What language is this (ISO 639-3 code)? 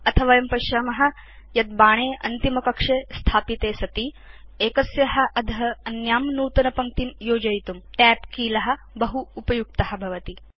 san